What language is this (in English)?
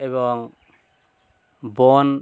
Bangla